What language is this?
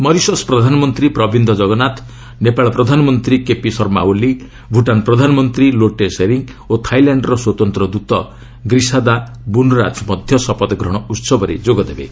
Odia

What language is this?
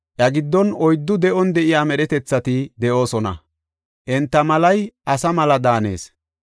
Gofa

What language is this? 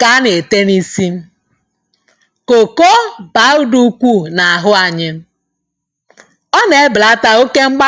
Igbo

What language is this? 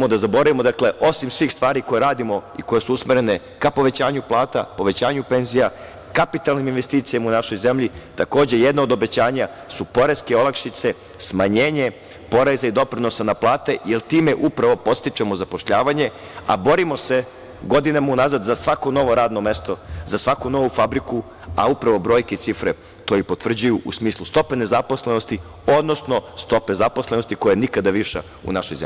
Serbian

